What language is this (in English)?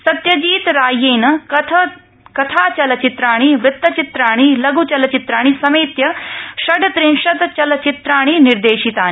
Sanskrit